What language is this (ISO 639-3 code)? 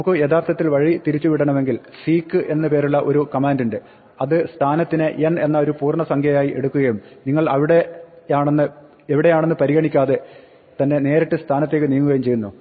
mal